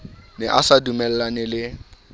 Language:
Southern Sotho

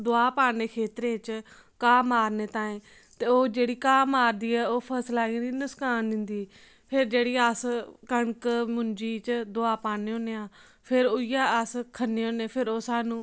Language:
Dogri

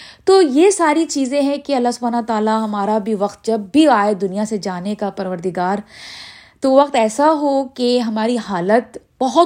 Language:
Urdu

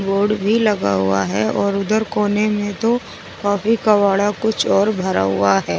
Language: Hindi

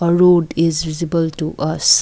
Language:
English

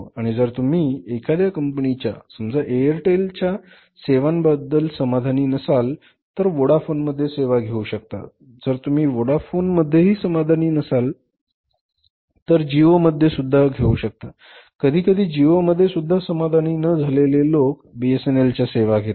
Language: Marathi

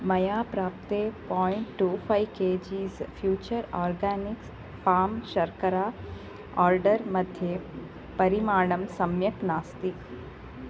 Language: Sanskrit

